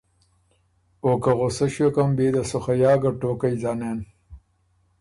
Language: Ormuri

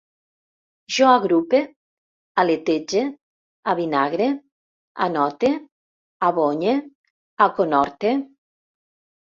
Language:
Catalan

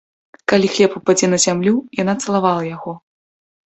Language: Belarusian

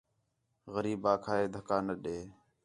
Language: Khetrani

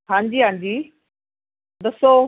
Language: Punjabi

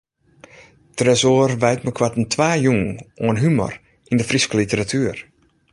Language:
Western Frisian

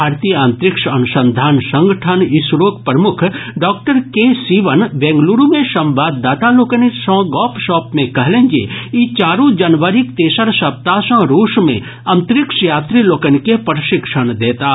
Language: Maithili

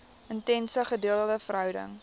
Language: Afrikaans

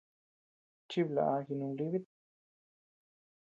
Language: Tepeuxila Cuicatec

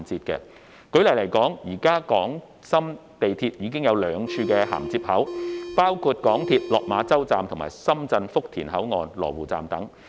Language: Cantonese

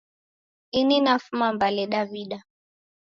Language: Taita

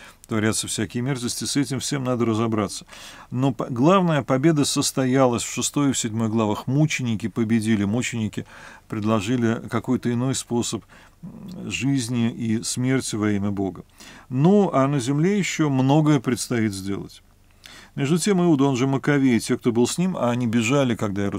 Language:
Russian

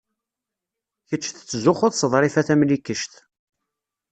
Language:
Kabyle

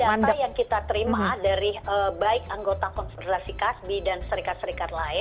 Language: Indonesian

